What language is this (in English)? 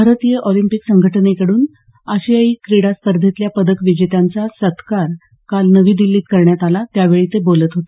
Marathi